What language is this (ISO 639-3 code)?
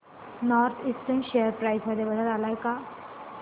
mar